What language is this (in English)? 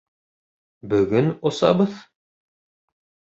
Bashkir